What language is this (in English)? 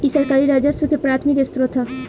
Bhojpuri